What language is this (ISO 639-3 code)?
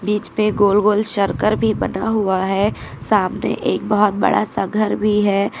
hin